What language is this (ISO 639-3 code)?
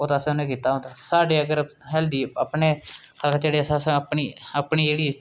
doi